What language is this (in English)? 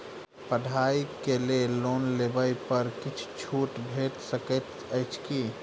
Maithili